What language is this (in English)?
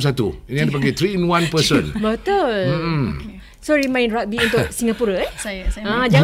Malay